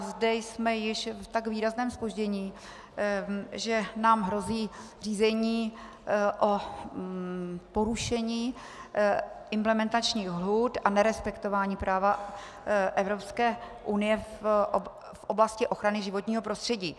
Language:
Czech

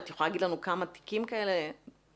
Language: Hebrew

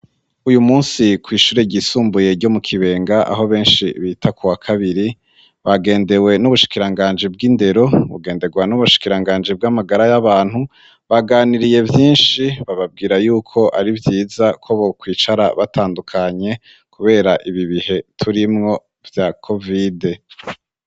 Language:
Rundi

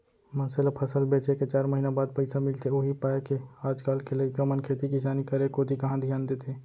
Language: Chhattisgarhi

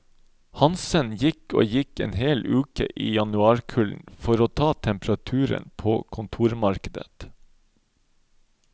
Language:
Norwegian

